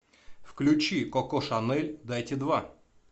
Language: Russian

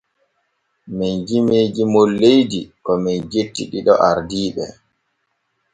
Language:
Borgu Fulfulde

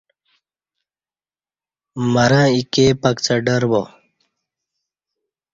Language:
Kati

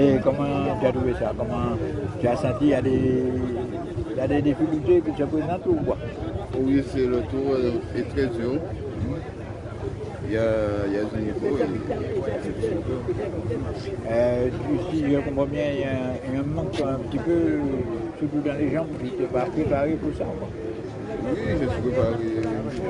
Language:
French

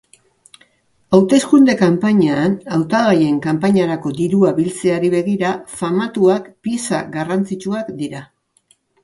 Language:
Basque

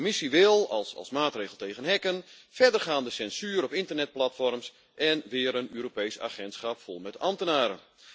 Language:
Dutch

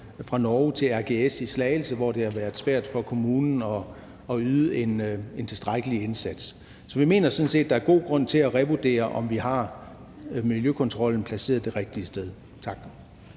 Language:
Danish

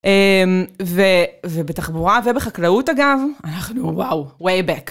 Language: Hebrew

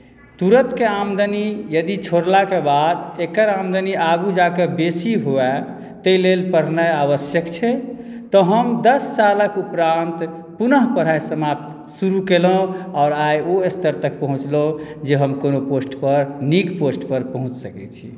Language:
Maithili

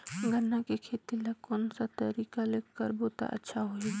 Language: Chhattisgarhi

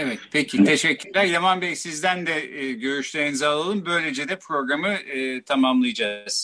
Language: Turkish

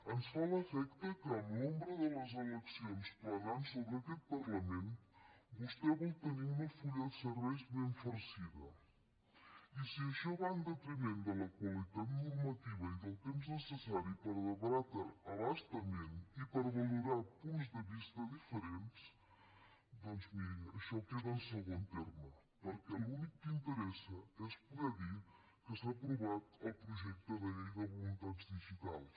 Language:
Catalan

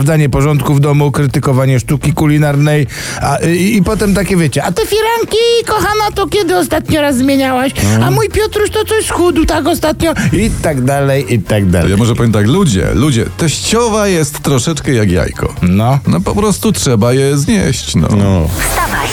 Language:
Polish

